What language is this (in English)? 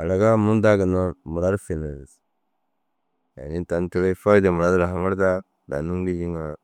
Dazaga